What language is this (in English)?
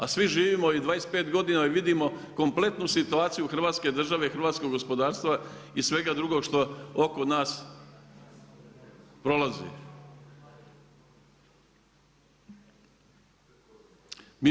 Croatian